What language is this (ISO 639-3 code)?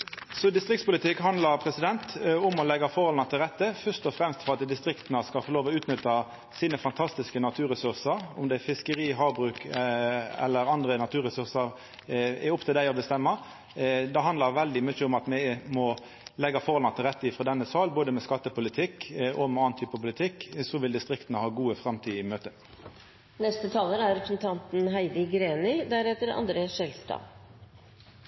nno